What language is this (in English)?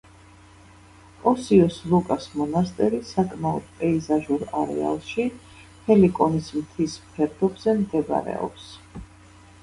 Georgian